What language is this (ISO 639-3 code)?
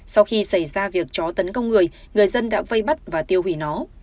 vie